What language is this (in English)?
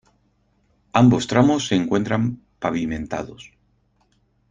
Spanish